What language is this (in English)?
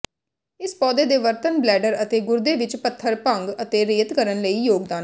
Punjabi